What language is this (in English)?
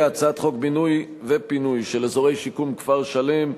Hebrew